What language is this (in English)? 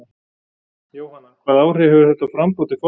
Icelandic